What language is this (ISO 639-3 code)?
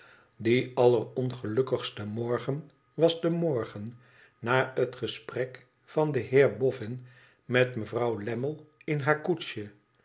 nld